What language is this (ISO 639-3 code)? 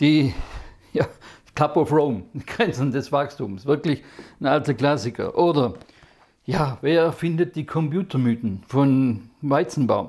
deu